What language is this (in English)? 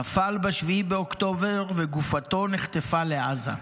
Hebrew